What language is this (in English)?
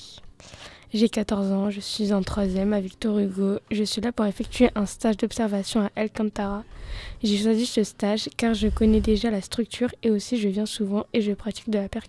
French